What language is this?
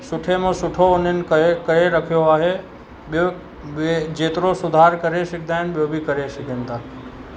Sindhi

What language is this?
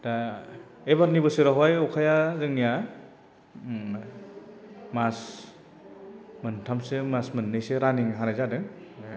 Bodo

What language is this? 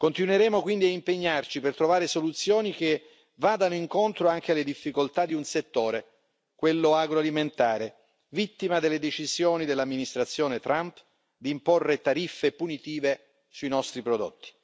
Italian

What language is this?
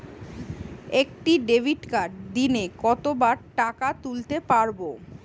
Bangla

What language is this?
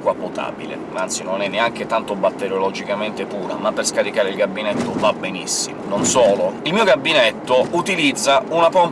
Italian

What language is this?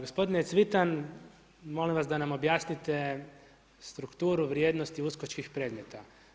Croatian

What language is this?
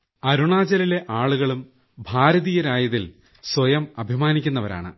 Malayalam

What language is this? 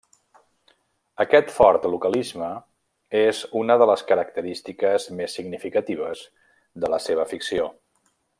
Catalan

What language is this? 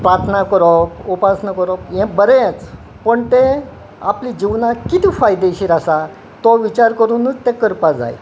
Konkani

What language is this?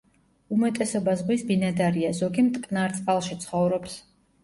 Georgian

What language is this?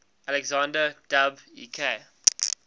English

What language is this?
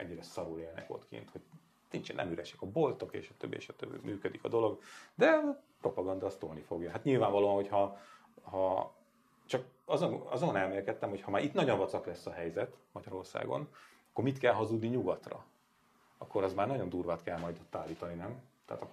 Hungarian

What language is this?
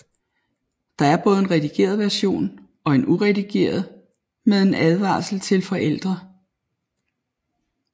Danish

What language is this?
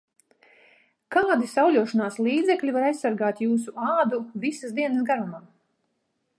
Latvian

